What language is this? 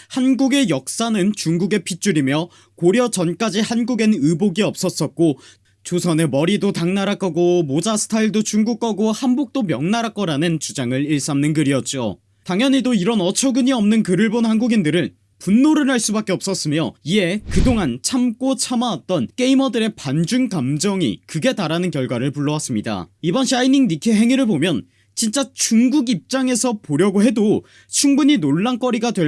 Korean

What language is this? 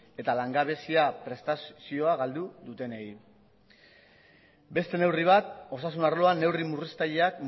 Basque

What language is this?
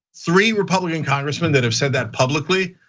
English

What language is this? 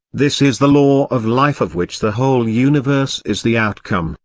English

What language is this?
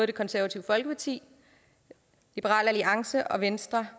Danish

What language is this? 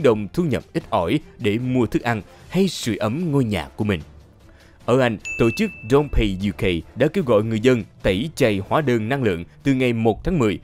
Vietnamese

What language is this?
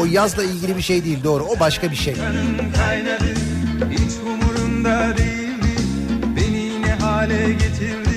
Turkish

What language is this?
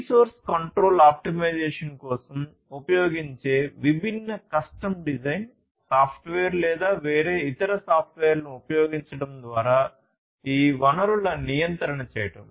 Telugu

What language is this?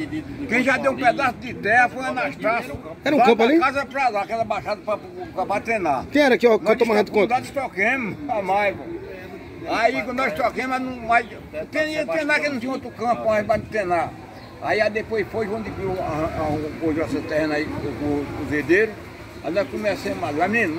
Portuguese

